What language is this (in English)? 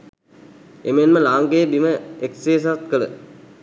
Sinhala